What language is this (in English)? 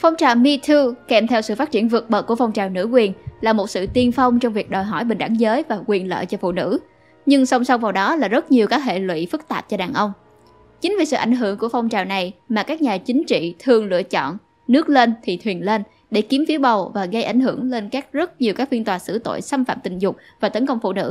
Vietnamese